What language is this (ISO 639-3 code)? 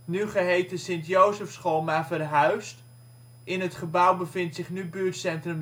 nld